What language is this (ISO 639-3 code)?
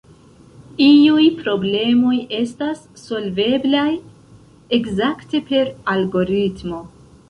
epo